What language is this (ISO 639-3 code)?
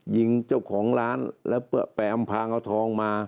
tha